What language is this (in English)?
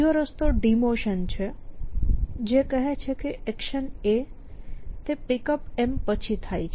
Gujarati